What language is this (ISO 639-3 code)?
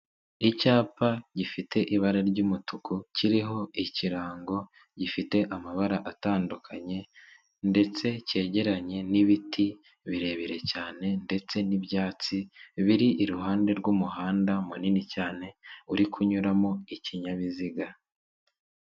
kin